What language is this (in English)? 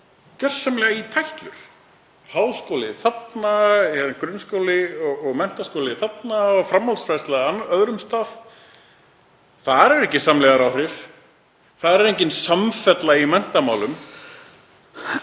Icelandic